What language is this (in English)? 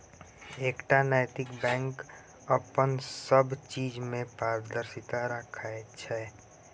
Maithili